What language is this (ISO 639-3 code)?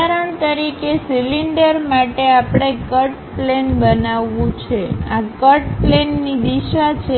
guj